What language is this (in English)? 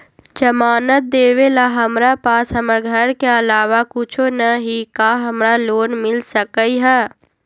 Magahi